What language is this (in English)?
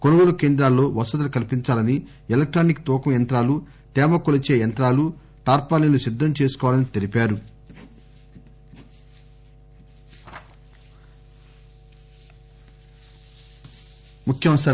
Telugu